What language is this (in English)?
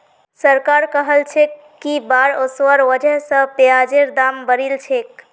Magahi